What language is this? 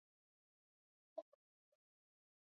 Swahili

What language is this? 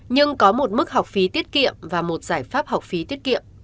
Vietnamese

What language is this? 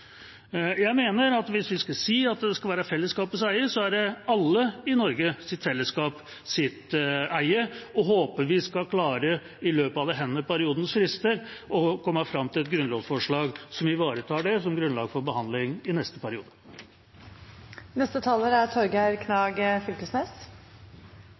Norwegian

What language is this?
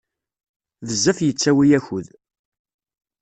Kabyle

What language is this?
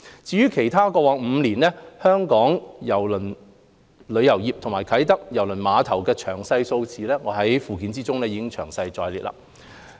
Cantonese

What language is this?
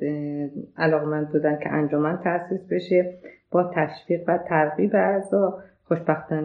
Persian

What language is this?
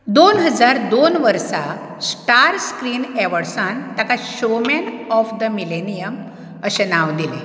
Konkani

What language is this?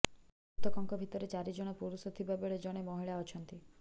Odia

